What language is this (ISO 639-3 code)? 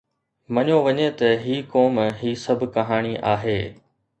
snd